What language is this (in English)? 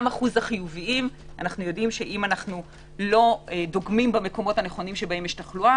Hebrew